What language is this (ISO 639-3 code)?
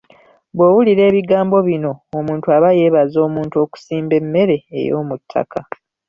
lug